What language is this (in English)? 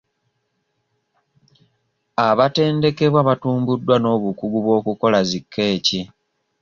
Ganda